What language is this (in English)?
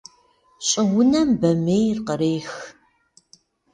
Kabardian